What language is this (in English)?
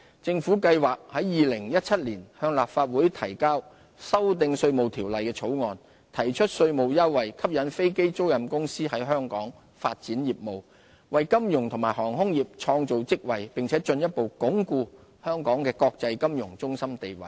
Cantonese